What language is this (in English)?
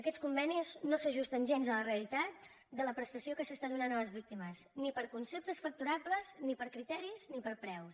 Catalan